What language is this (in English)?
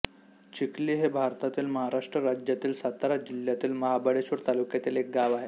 Marathi